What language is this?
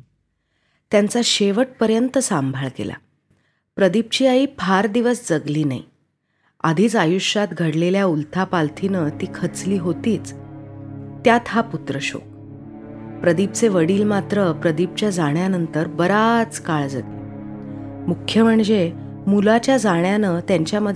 Marathi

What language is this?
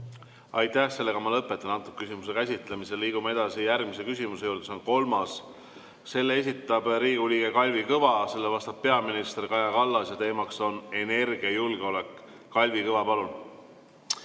Estonian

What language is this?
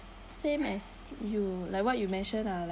English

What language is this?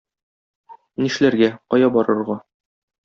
Tatar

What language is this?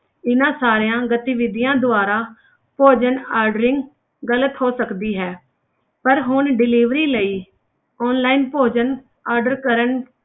Punjabi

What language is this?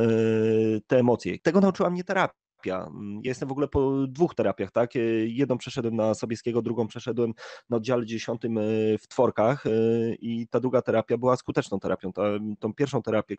Polish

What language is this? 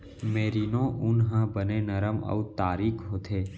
Chhattisgarhi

